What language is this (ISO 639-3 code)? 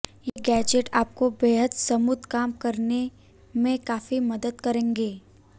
hin